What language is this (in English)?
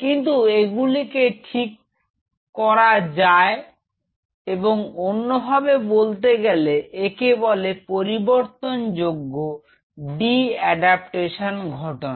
Bangla